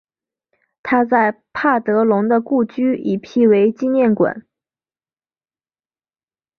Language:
Chinese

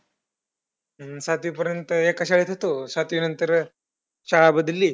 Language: Marathi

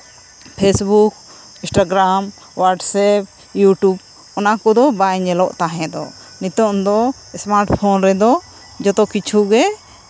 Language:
Santali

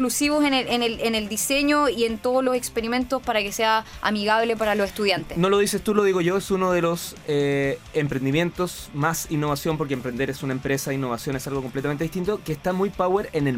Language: Spanish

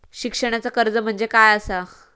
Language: Marathi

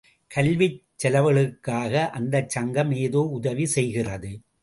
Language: Tamil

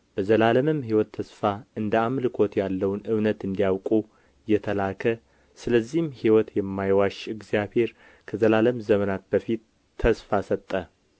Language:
Amharic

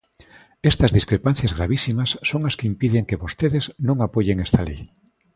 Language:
Galician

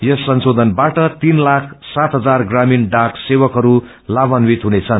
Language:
Nepali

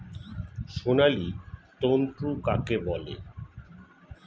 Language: Bangla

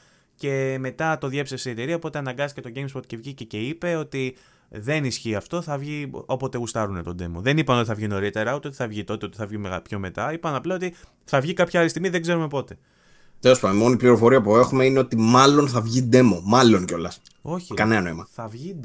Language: Greek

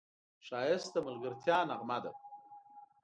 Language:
Pashto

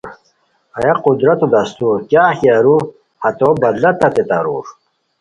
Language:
Khowar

